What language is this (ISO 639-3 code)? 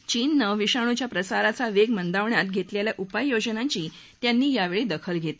mar